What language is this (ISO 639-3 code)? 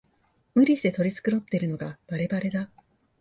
jpn